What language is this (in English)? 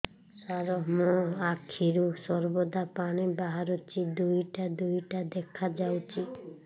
Odia